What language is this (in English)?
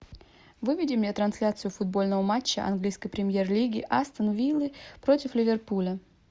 Russian